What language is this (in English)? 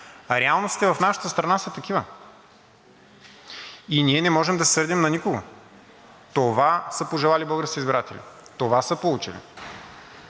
Bulgarian